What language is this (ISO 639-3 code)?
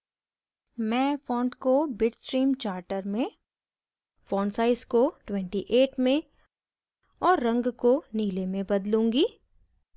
hin